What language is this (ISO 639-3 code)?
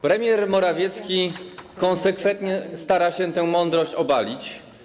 pol